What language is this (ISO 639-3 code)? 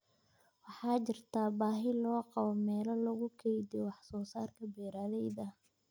som